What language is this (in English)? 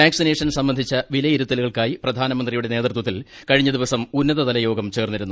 Malayalam